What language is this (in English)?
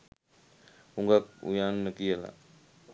Sinhala